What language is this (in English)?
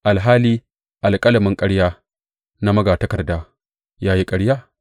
Hausa